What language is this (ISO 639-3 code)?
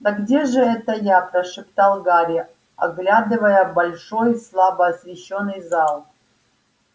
rus